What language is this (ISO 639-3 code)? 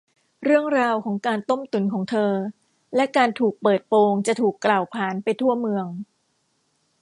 tha